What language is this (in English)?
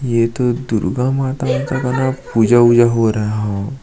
Hindi